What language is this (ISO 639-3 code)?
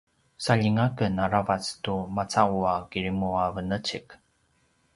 pwn